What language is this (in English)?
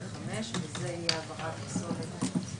Hebrew